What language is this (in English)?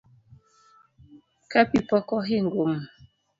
Luo (Kenya and Tanzania)